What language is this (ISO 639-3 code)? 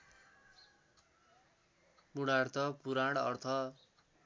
nep